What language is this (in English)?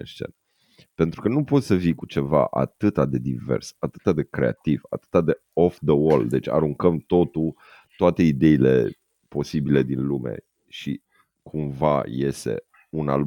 Romanian